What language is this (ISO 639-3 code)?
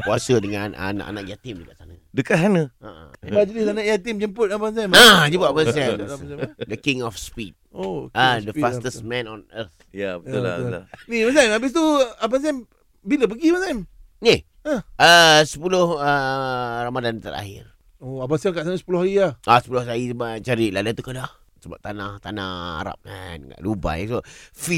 msa